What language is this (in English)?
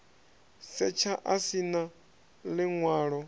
Venda